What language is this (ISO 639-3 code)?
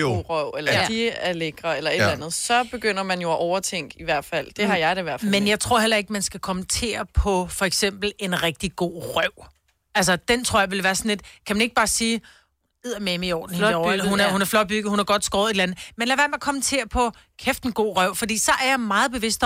dan